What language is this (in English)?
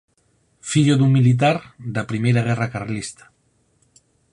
Galician